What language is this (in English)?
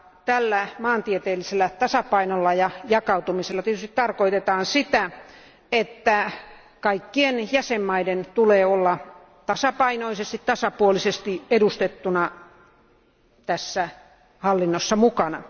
Finnish